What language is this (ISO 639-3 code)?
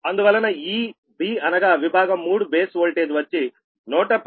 tel